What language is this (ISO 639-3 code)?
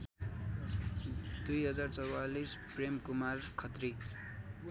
nep